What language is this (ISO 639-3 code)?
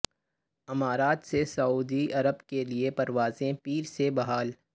urd